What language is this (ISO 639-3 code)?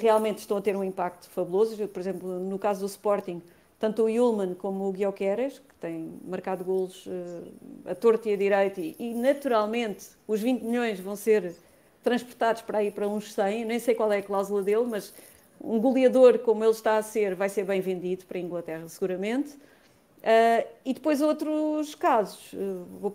por